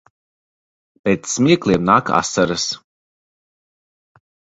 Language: Latvian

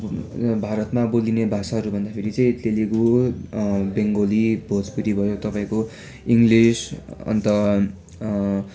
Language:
Nepali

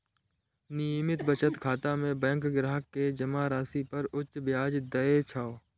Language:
Maithili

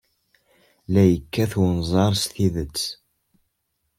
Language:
Kabyle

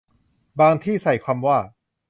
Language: Thai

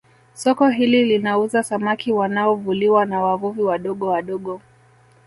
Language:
Swahili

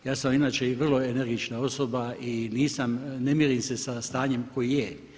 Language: Croatian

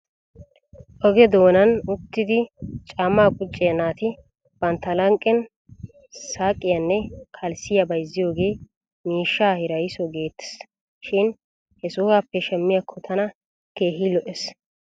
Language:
Wolaytta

